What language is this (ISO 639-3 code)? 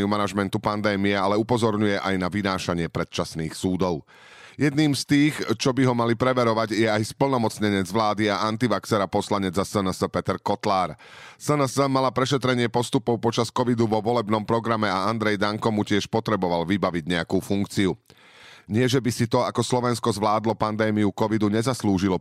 slk